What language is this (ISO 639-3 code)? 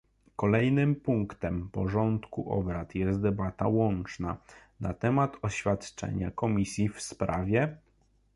pol